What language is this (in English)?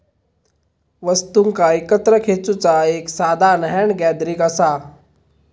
Marathi